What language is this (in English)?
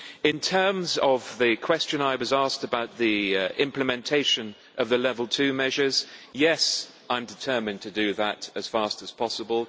English